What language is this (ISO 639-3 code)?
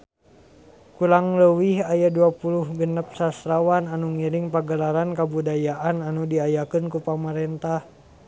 sun